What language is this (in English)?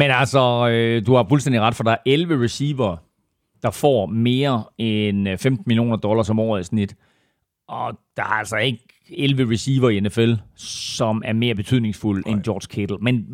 Danish